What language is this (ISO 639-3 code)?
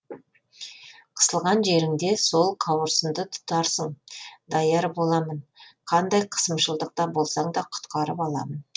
kaz